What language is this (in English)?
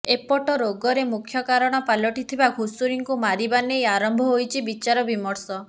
Odia